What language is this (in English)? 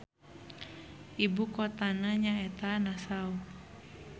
Sundanese